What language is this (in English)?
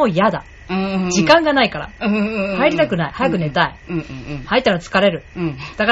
Japanese